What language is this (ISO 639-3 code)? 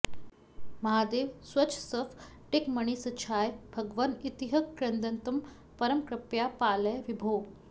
san